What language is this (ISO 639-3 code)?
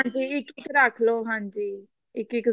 pan